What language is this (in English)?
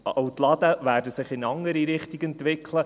Swiss German